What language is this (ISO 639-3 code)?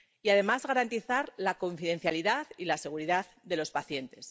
spa